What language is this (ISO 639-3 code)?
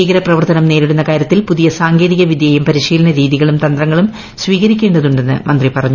mal